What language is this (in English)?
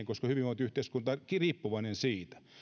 Finnish